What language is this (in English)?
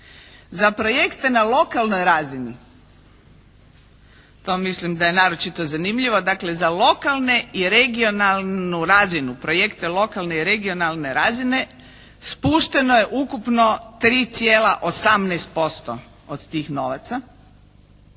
Croatian